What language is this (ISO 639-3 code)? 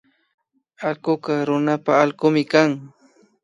qvi